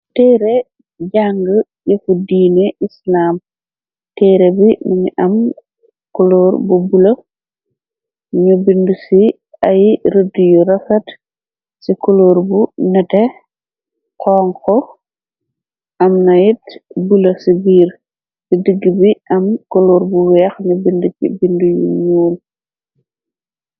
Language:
Wolof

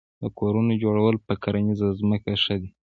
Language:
Pashto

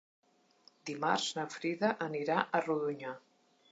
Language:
Catalan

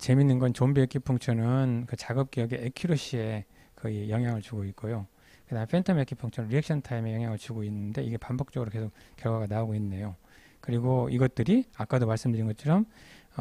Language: Korean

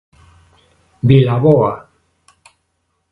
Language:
Galician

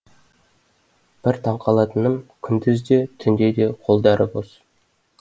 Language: Kazakh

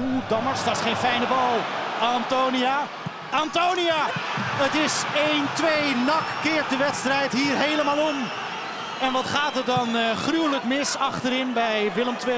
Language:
Dutch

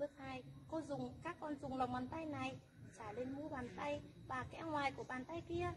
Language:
Vietnamese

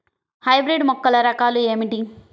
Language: Telugu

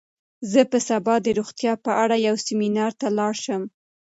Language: Pashto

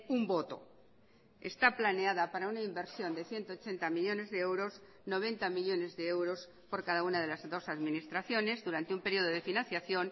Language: Spanish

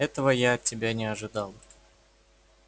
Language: Russian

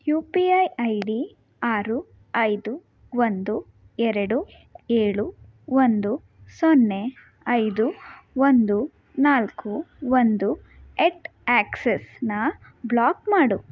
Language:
Kannada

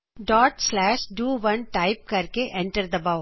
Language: Punjabi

